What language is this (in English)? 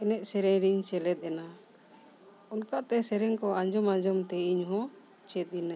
Santali